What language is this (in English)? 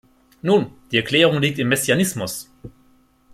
German